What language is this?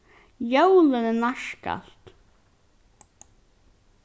Faroese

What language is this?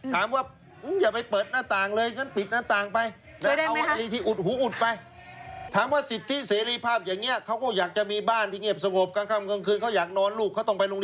Thai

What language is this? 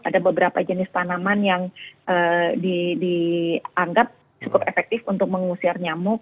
Indonesian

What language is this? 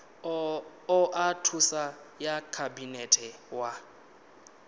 Venda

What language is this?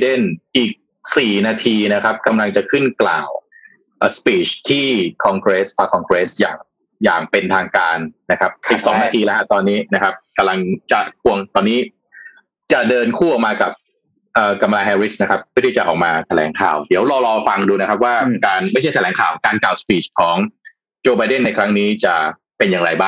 Thai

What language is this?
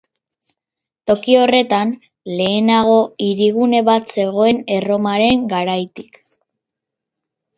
Basque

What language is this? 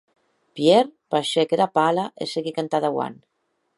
Occitan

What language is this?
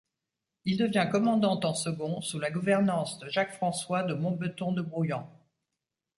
French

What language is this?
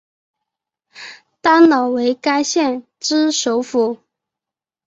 Chinese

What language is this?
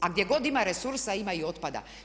Croatian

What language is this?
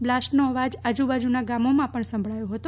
Gujarati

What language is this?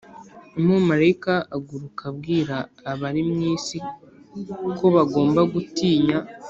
Kinyarwanda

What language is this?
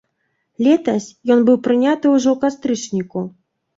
Belarusian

